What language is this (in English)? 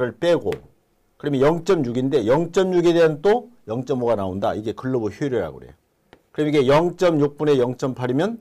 Korean